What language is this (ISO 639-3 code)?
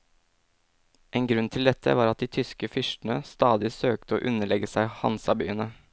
nor